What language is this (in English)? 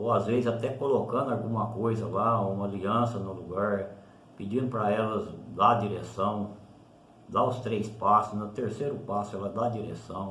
Portuguese